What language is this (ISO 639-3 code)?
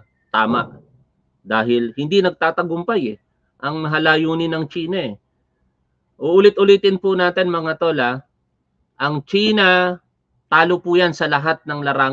fil